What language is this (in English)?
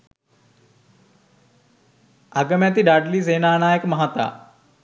Sinhala